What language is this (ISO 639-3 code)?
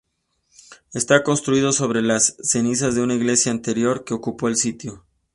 spa